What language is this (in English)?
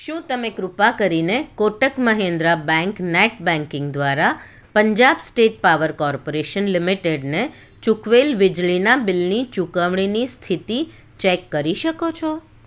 Gujarati